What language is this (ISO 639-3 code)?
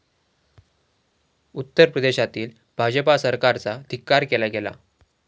mar